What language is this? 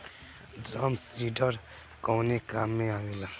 Bhojpuri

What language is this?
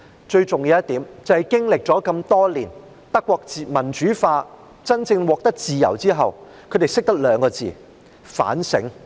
Cantonese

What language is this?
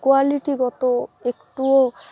Bangla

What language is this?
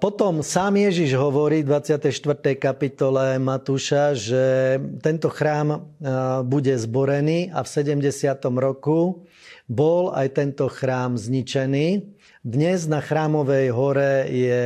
Slovak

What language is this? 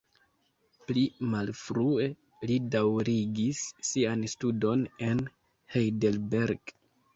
Esperanto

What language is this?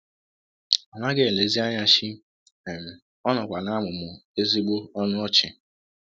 Igbo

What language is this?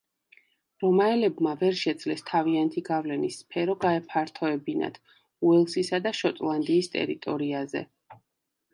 Georgian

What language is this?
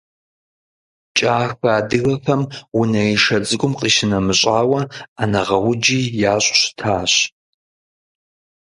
Kabardian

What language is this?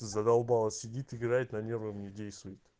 Russian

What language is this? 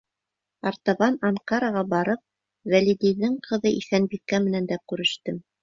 Bashkir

